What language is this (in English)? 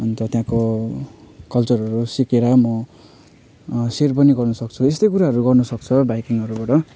Nepali